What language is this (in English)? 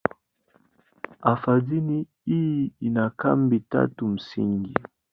Swahili